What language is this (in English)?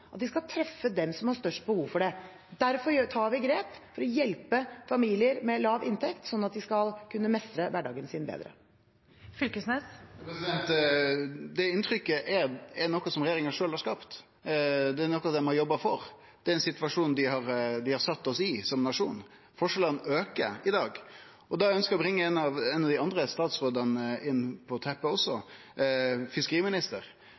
Norwegian